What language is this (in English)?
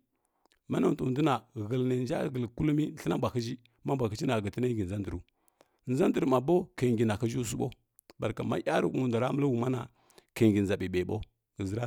Kirya-Konzəl